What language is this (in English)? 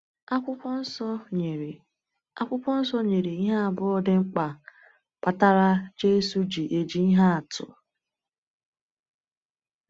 Igbo